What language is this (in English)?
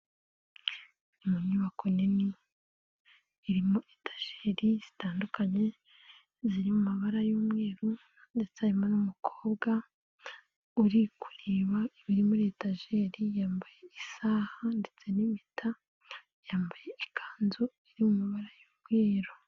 Kinyarwanda